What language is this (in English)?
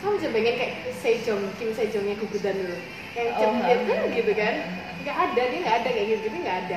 Indonesian